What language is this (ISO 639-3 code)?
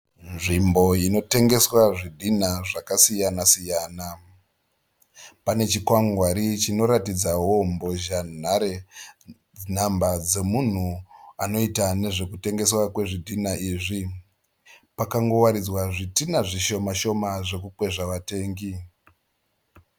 sna